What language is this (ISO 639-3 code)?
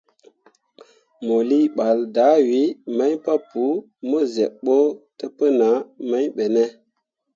mua